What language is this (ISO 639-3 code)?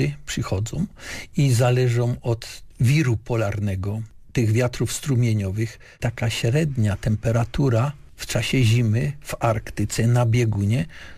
pol